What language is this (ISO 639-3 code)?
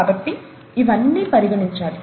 tel